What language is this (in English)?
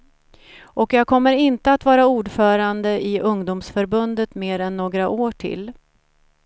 Swedish